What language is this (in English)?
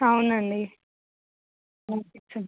Telugu